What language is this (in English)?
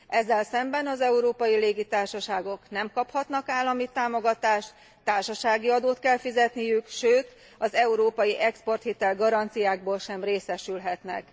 Hungarian